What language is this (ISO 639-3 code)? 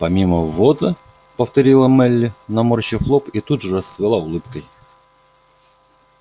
rus